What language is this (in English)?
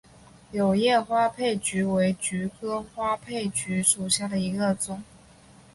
Chinese